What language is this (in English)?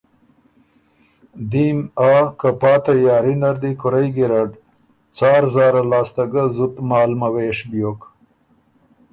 Ormuri